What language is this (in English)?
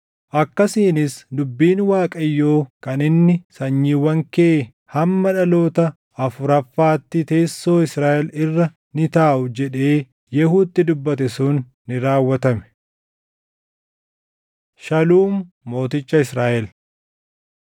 Oromo